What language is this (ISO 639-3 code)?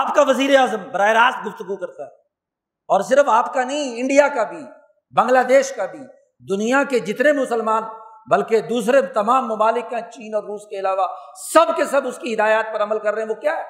urd